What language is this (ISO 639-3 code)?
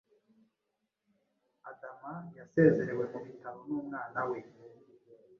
kin